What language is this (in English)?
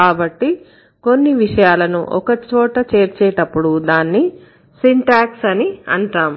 Telugu